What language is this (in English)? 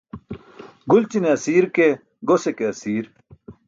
Burushaski